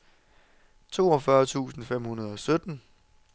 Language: Danish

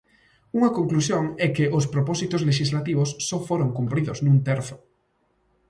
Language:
Galician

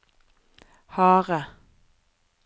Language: Norwegian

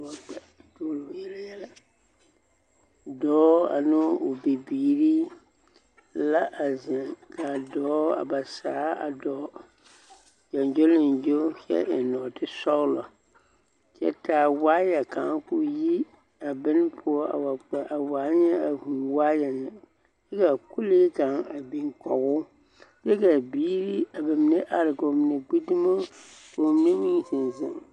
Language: Southern Dagaare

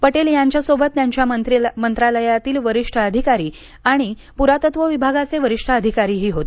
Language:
Marathi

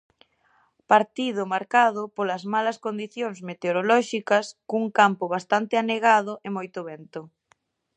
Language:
Galician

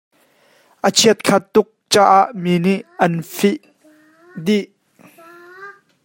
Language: Hakha Chin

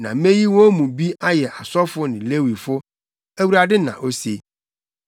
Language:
Akan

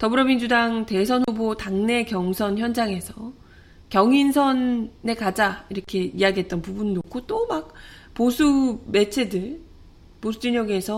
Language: Korean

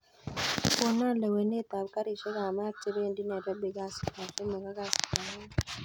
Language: Kalenjin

